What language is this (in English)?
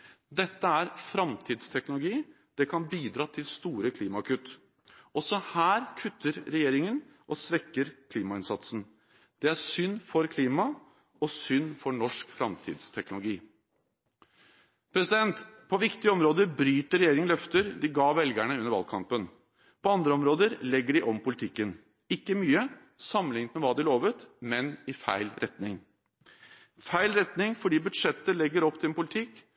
Norwegian Bokmål